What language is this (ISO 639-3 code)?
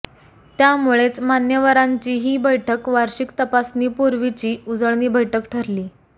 mar